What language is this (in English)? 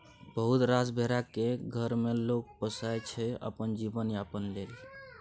Maithili